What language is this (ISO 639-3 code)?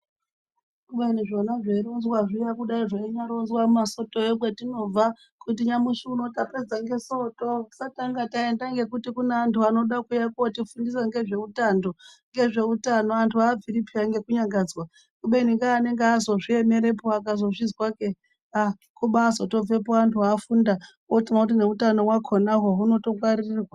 ndc